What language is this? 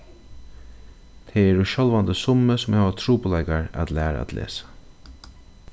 Faroese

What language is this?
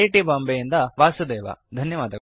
Kannada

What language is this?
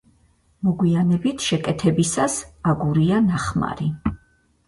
Georgian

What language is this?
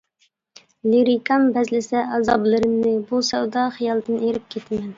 Uyghur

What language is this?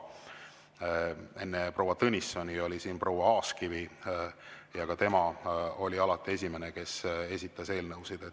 Estonian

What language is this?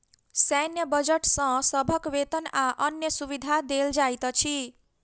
Maithili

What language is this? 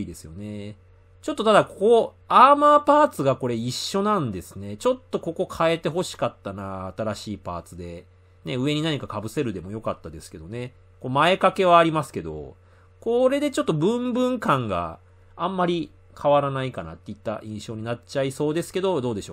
Japanese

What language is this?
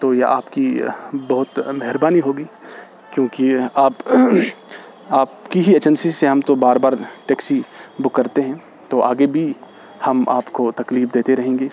Urdu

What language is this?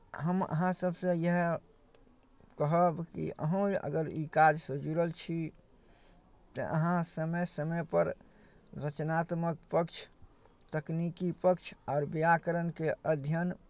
Maithili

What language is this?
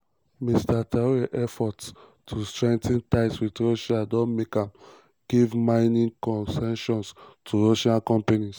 Nigerian Pidgin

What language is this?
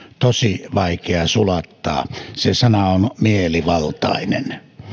Finnish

